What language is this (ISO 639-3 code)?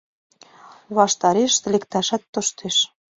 chm